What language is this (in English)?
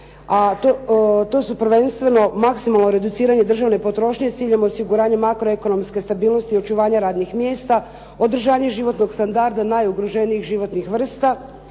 Croatian